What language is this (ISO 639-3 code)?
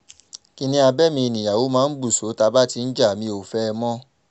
yor